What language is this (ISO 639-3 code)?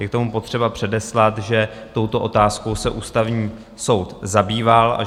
ces